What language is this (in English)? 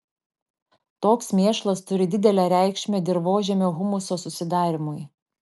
Lithuanian